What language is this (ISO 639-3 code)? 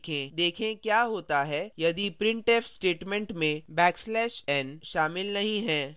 hin